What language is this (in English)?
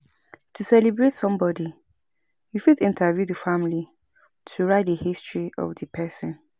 Nigerian Pidgin